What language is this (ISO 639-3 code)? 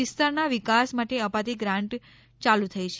guj